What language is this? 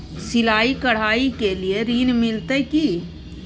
Maithili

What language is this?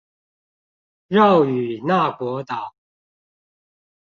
Chinese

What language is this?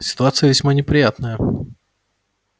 Russian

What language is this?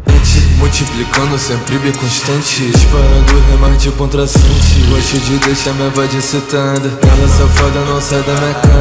Romanian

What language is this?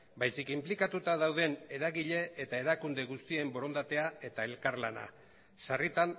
Basque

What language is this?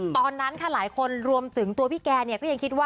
Thai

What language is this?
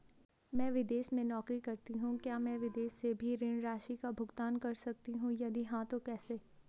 Hindi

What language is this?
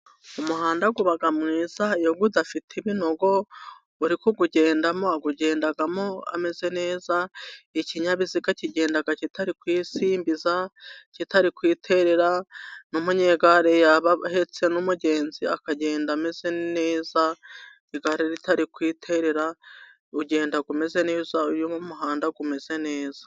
Kinyarwanda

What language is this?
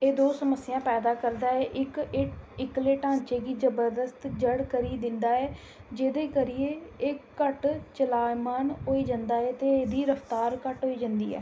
Dogri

